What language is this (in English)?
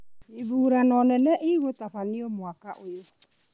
Kikuyu